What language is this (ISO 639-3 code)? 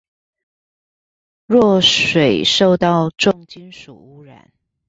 zho